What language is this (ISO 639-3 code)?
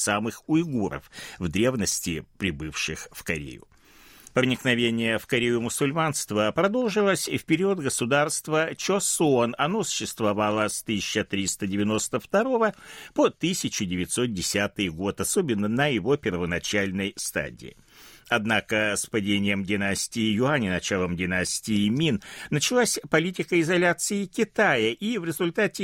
rus